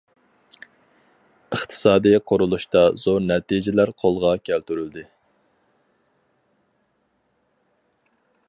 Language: Uyghur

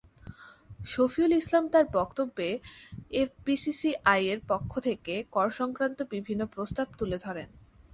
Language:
Bangla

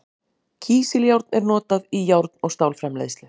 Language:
Icelandic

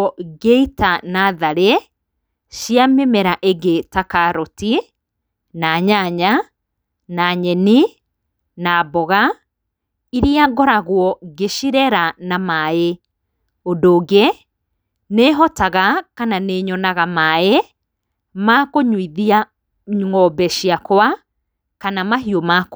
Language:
Kikuyu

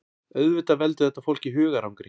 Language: Icelandic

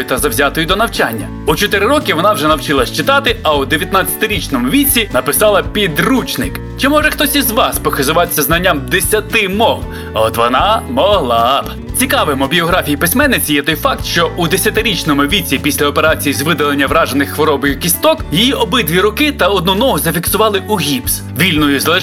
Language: Ukrainian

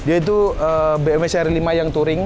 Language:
Indonesian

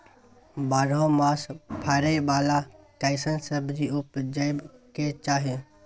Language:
Maithili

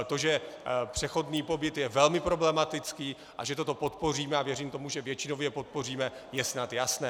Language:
Czech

